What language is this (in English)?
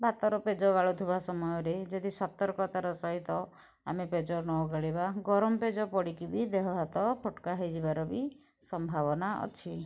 Odia